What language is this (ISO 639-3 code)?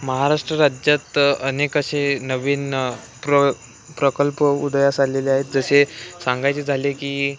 mar